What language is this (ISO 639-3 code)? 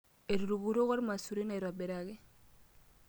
mas